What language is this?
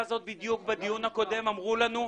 Hebrew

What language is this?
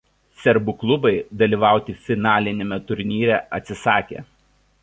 Lithuanian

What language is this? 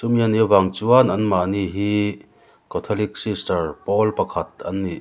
Mizo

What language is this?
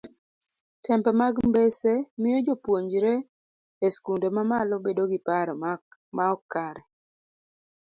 Luo (Kenya and Tanzania)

